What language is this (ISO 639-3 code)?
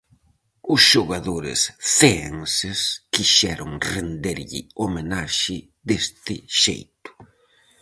glg